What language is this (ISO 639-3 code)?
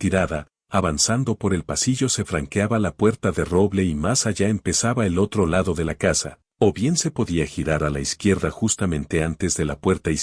spa